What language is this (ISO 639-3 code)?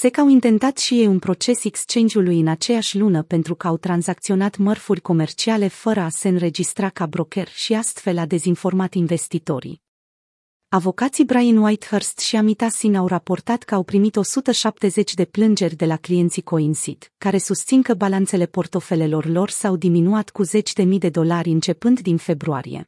ron